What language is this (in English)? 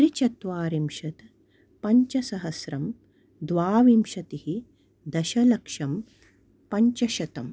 Sanskrit